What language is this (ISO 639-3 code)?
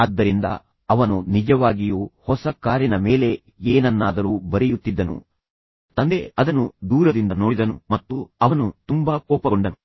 kan